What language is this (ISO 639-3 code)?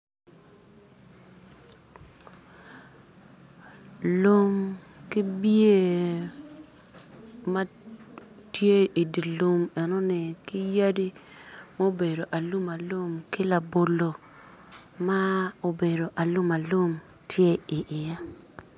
ach